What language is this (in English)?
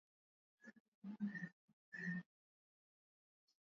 Swahili